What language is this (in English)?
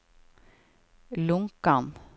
Norwegian